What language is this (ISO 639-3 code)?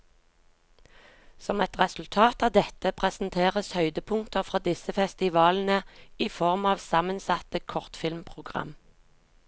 nor